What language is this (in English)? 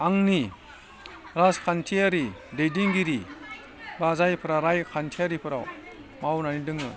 Bodo